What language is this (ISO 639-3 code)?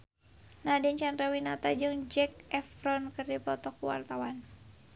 sun